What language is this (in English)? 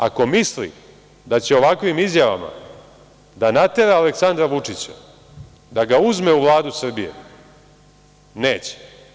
Serbian